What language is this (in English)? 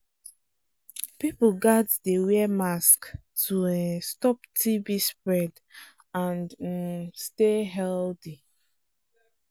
Nigerian Pidgin